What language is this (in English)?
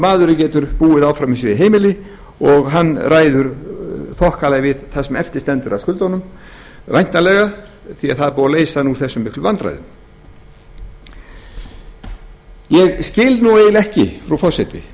Icelandic